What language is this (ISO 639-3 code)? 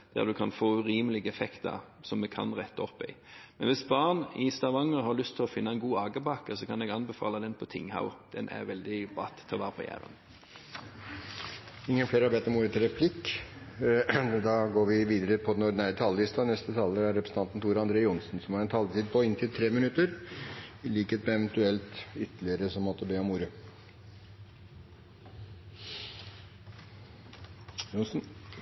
nor